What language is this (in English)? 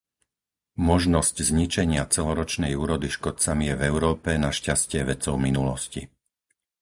Slovak